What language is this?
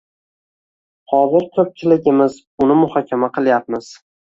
Uzbek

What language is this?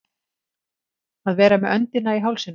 Icelandic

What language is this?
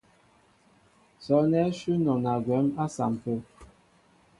Mbo (Cameroon)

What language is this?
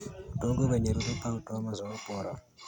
Kalenjin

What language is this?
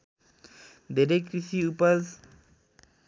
Nepali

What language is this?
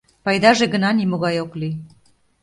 Mari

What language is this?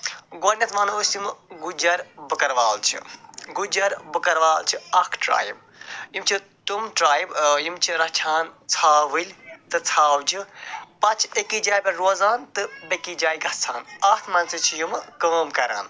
Kashmiri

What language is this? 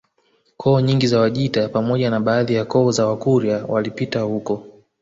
Swahili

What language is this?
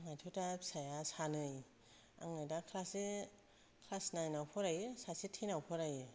Bodo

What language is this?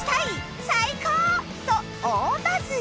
Japanese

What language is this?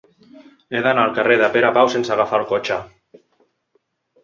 Catalan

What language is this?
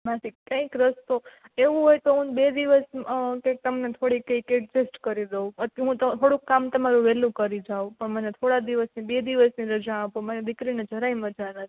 Gujarati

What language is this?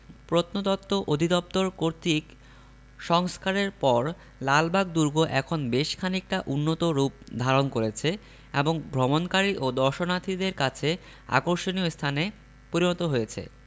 Bangla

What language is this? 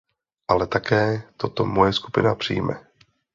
Czech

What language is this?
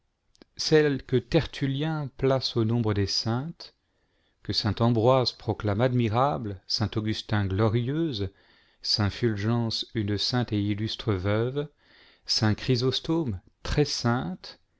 French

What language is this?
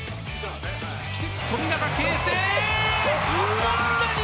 Japanese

